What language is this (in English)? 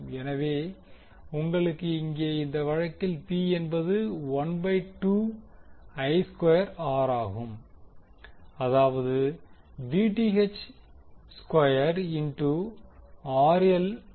Tamil